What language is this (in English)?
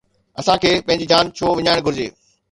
Sindhi